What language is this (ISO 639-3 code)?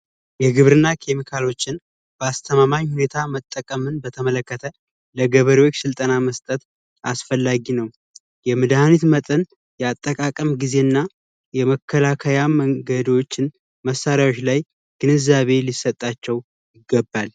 amh